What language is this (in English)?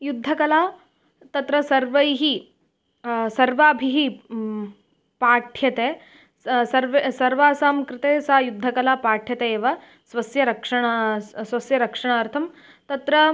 Sanskrit